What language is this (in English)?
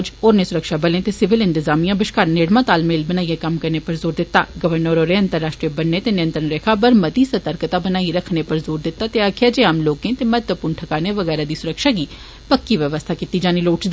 Dogri